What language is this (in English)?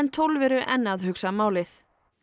Icelandic